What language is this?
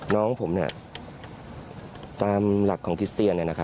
Thai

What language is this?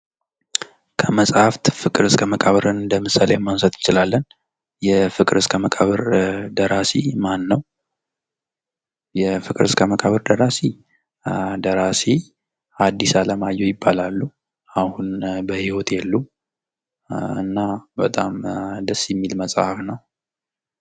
Amharic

